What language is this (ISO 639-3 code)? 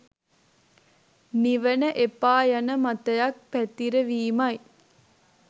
sin